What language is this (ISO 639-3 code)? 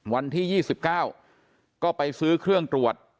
tha